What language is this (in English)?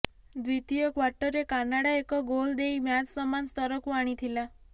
Odia